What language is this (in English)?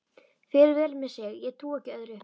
Icelandic